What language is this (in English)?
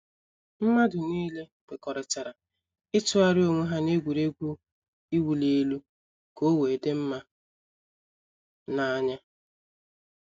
Igbo